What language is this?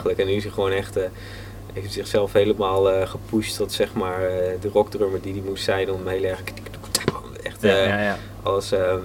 Dutch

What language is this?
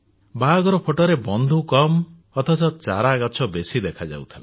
Odia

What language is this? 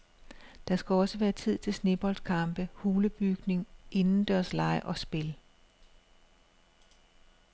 Danish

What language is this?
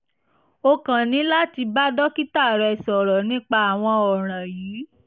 Yoruba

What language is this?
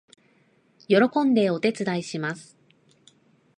Japanese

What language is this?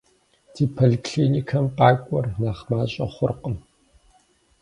Kabardian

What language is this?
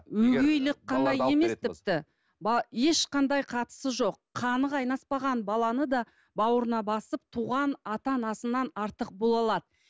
Kazakh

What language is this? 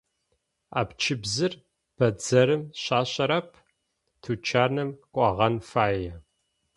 Adyghe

